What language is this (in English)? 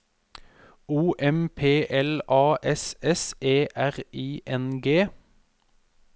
Norwegian